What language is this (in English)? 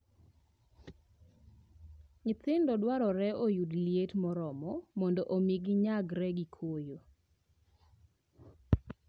Luo (Kenya and Tanzania)